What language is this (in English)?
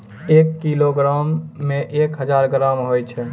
Maithili